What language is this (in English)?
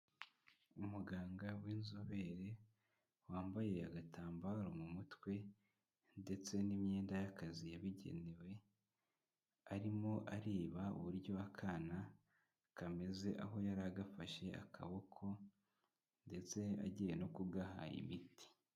Kinyarwanda